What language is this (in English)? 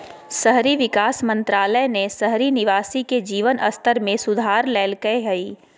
Magahi